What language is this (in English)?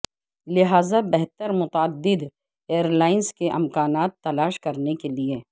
Urdu